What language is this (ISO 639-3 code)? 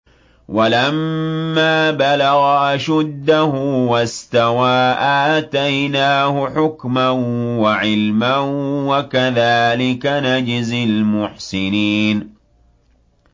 ara